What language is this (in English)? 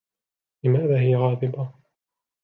Arabic